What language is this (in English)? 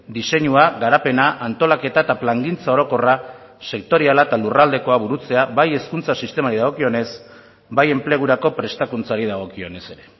Basque